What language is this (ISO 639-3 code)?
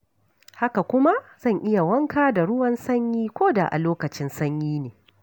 hau